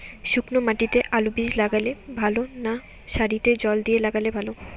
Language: Bangla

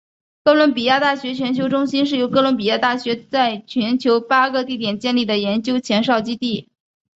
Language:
Chinese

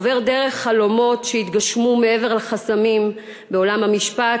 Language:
Hebrew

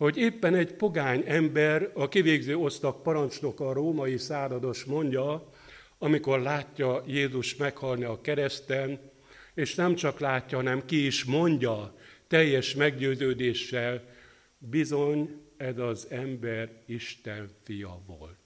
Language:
Hungarian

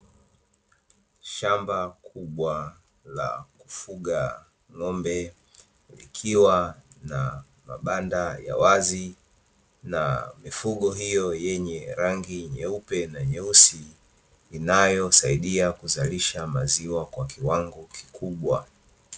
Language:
Swahili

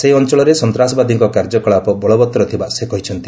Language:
Odia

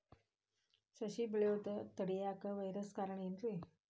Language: Kannada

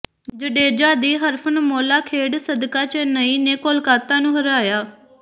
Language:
Punjabi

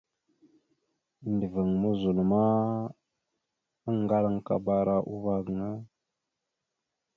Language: Mada (Cameroon)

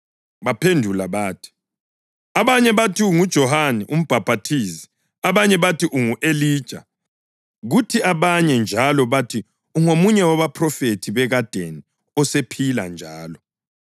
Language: North Ndebele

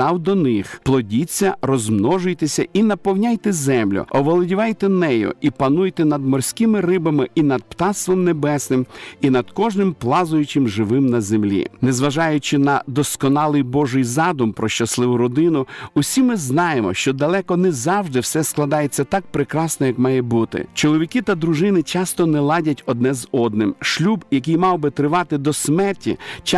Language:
Ukrainian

